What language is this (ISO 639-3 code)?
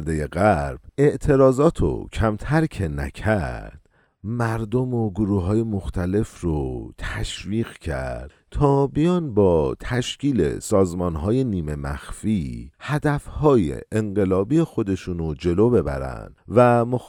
fas